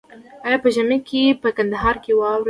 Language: Pashto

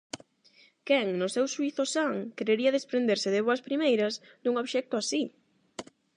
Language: Galician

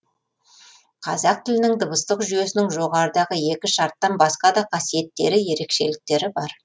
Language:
Kazakh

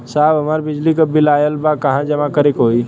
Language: Bhojpuri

